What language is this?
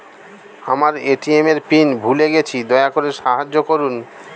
Bangla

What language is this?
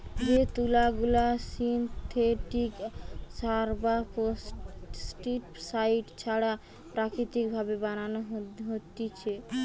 Bangla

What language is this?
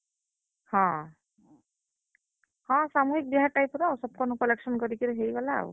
Odia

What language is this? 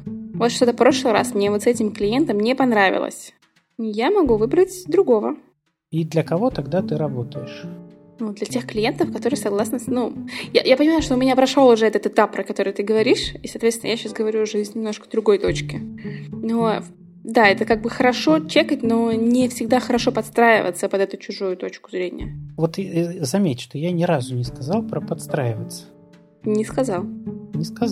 Russian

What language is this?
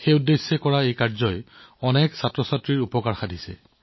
Assamese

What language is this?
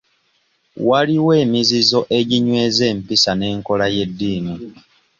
Ganda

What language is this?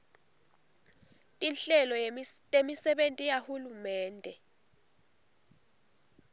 Swati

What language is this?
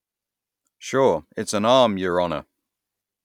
English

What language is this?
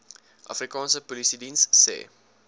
Afrikaans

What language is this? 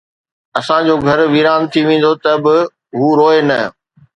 Sindhi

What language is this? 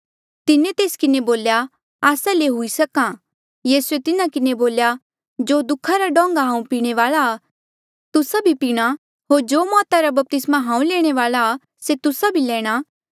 Mandeali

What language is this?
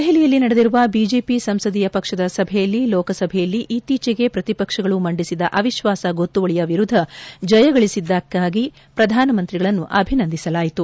Kannada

